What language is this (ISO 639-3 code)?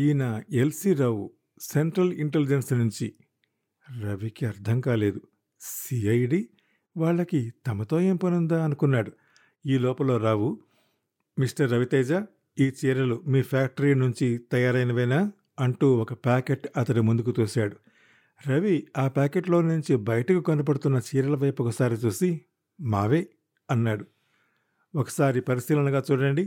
tel